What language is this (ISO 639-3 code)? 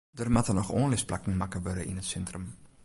fry